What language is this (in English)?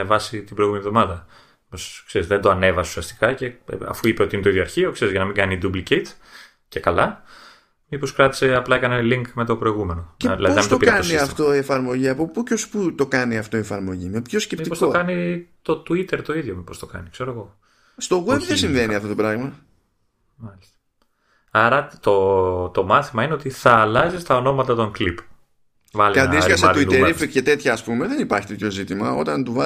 Greek